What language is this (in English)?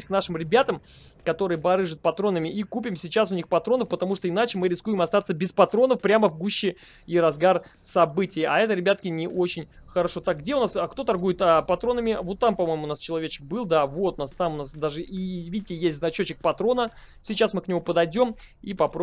Russian